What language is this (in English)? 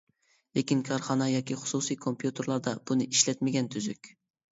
Uyghur